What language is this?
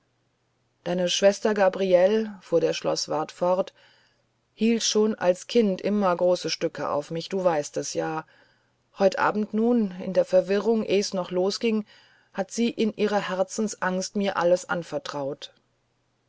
German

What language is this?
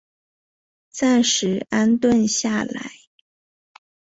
Chinese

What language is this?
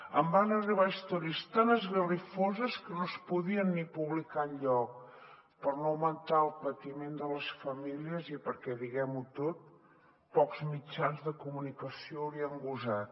Catalan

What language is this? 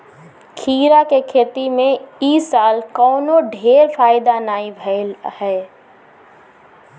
Bhojpuri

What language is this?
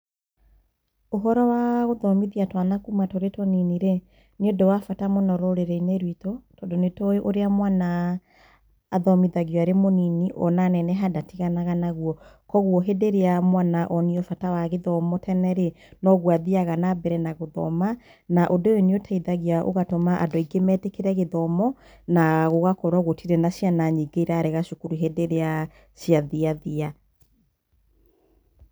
Kikuyu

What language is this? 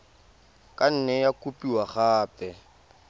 Tswana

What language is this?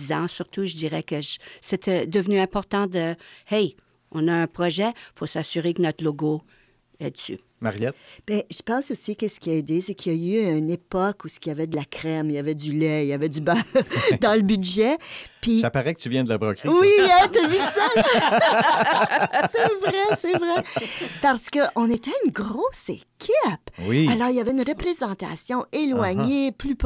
French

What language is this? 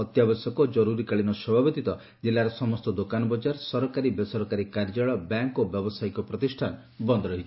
Odia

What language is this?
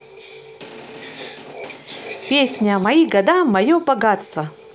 Russian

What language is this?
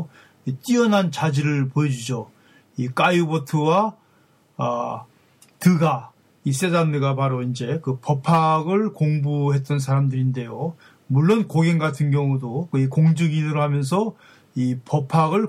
Korean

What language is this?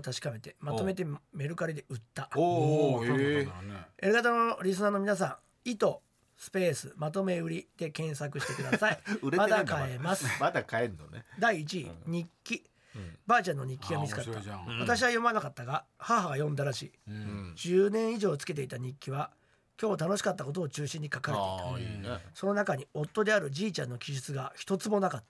Japanese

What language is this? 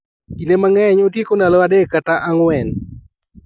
Luo (Kenya and Tanzania)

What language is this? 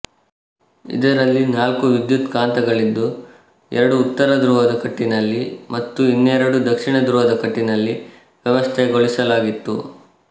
Kannada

